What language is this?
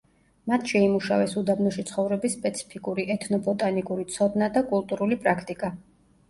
Georgian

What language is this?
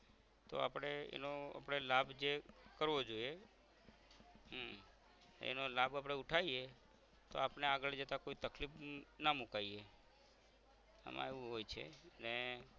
Gujarati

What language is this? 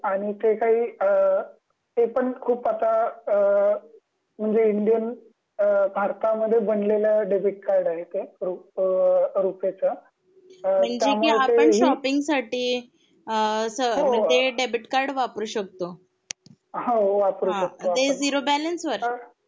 Marathi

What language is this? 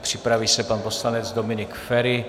Czech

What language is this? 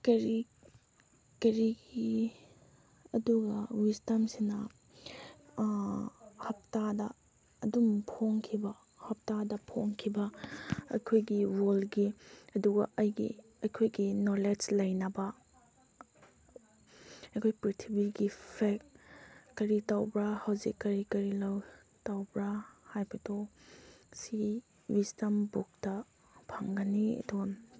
Manipuri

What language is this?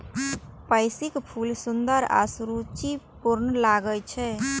Maithili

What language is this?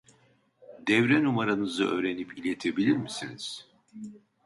Turkish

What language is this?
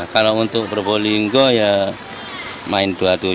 Indonesian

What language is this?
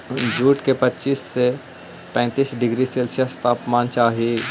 Magahi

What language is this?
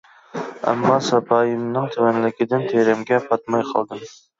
Uyghur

